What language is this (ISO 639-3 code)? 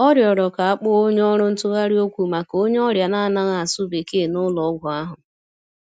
ibo